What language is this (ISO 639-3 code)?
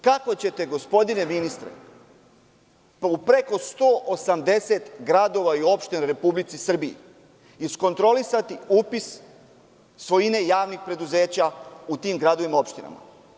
srp